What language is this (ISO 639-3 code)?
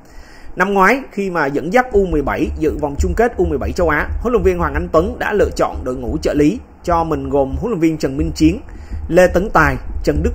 vie